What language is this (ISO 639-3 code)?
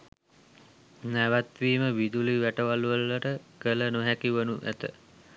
sin